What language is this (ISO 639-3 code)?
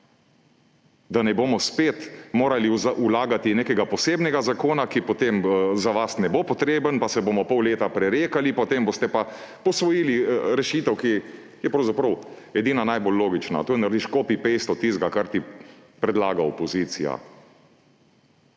slv